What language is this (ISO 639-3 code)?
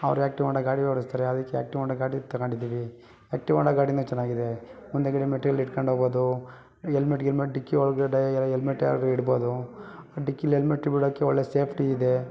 kan